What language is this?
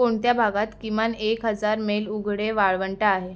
Marathi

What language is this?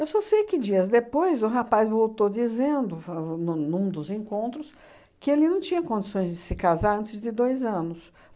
Portuguese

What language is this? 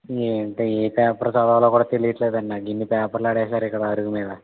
Telugu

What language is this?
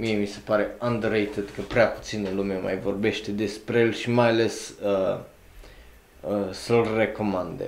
Romanian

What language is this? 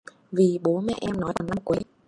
Vietnamese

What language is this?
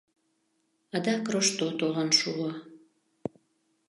Mari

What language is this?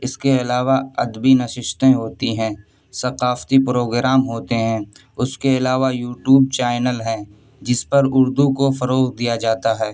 Urdu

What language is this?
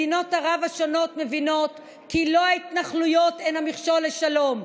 Hebrew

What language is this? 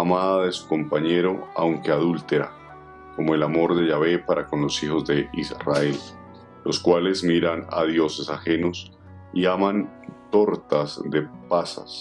Spanish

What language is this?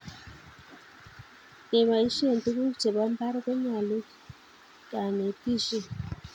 Kalenjin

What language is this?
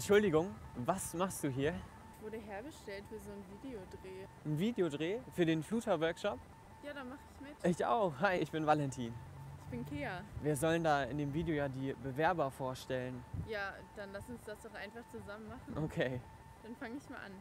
German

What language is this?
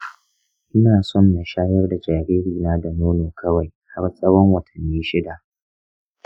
Hausa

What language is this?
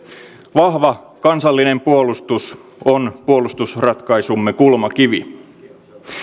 Finnish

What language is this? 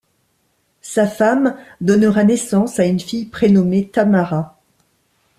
French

